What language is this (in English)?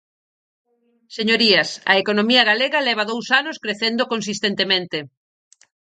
Galician